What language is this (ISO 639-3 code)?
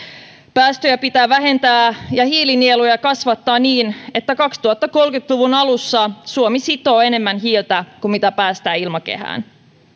fin